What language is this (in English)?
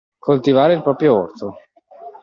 Italian